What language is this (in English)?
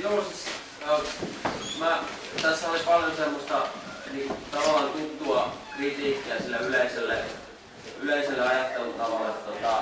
Finnish